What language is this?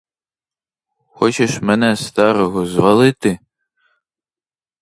Ukrainian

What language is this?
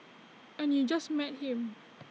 English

